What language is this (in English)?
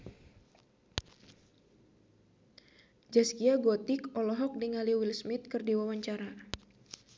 Sundanese